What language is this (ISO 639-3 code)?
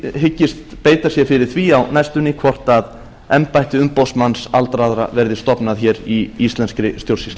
isl